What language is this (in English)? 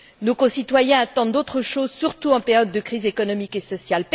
French